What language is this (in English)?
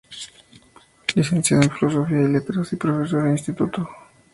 Spanish